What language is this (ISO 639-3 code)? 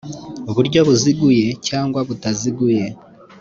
kin